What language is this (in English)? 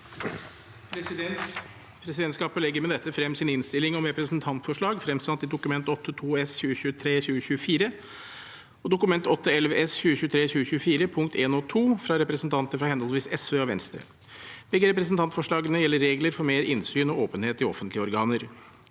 Norwegian